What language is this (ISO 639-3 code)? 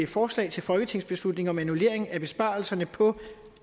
dan